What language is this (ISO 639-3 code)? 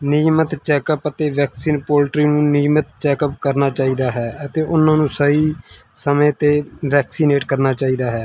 pan